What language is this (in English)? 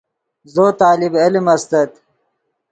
Yidgha